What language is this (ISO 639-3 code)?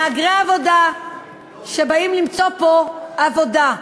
heb